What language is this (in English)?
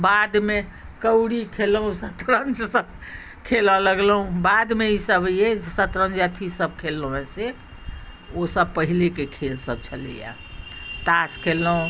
Maithili